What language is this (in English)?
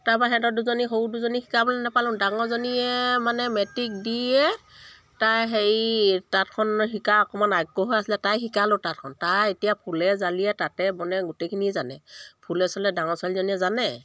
Assamese